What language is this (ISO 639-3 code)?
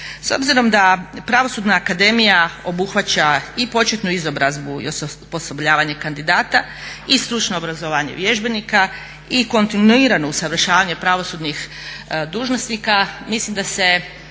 hrv